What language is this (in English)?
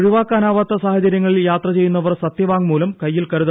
Malayalam